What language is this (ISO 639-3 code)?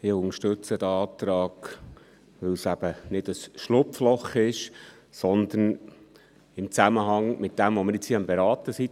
gsw